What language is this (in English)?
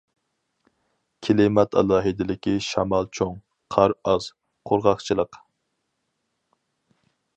Uyghur